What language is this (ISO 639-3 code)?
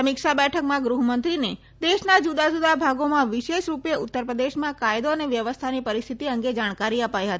guj